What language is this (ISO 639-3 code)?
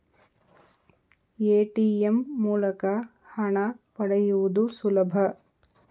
kan